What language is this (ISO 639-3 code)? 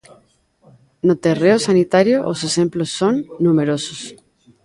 glg